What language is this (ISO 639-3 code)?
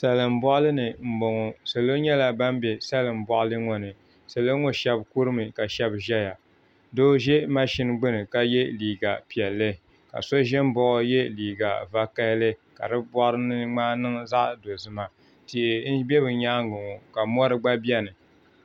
dag